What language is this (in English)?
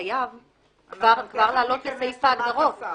Hebrew